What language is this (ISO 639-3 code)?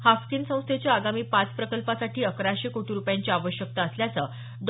mar